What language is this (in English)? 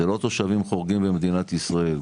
Hebrew